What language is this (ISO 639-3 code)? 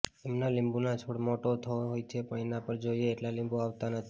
guj